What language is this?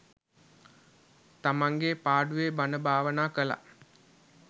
Sinhala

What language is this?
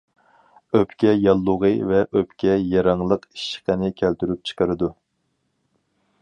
Uyghur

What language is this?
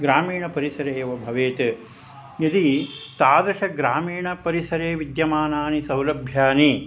Sanskrit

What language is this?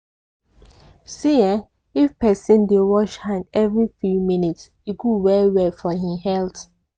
Nigerian Pidgin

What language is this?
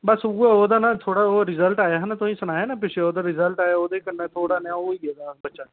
Dogri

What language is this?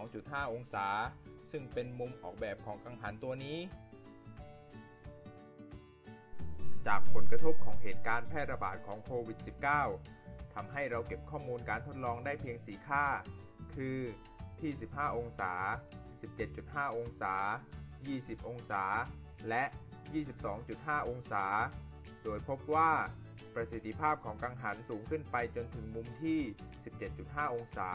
Thai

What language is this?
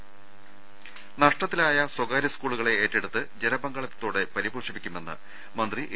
Malayalam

